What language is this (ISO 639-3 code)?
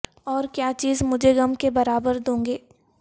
urd